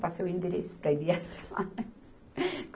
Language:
Portuguese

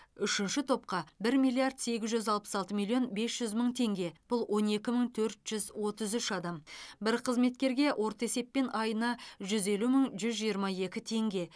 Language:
Kazakh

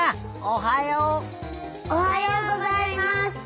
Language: Japanese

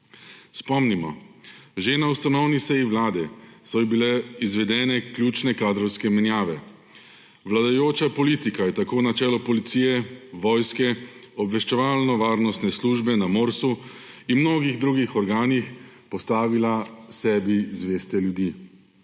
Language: Slovenian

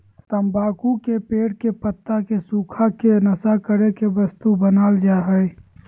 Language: Magahi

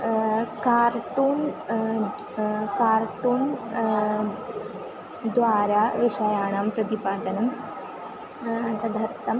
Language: Sanskrit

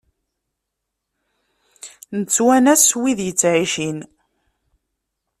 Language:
Kabyle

